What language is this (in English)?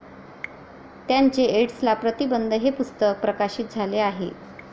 Marathi